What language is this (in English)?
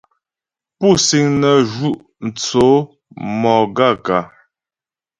Ghomala